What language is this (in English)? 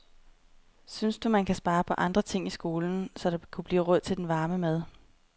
Danish